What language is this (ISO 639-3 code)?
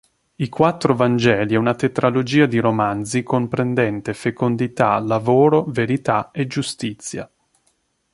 ita